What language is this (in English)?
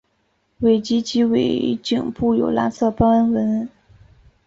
Chinese